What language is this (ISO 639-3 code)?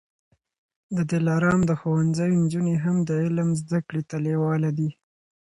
pus